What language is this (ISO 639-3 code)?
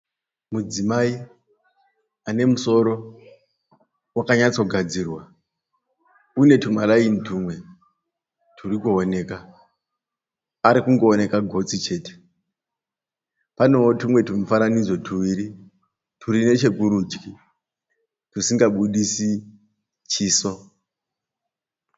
sna